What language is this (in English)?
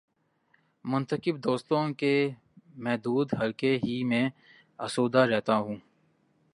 Urdu